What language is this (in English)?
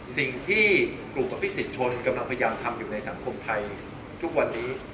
Thai